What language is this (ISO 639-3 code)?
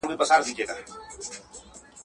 pus